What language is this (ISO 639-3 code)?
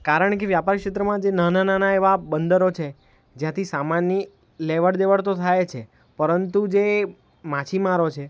guj